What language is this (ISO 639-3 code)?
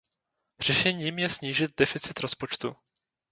ces